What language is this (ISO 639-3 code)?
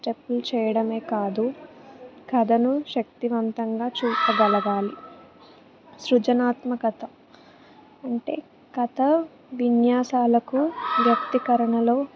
tel